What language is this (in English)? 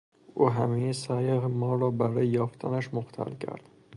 Persian